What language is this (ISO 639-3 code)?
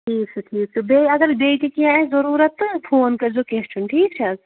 kas